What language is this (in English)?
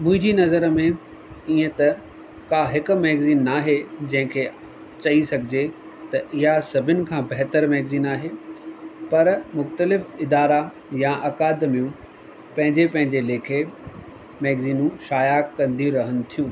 Sindhi